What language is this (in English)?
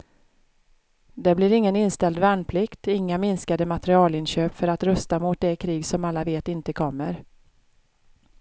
Swedish